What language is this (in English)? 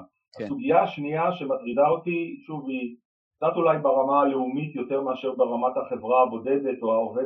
Hebrew